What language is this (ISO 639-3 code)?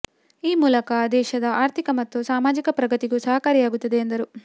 kan